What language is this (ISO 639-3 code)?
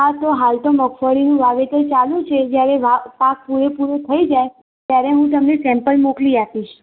guj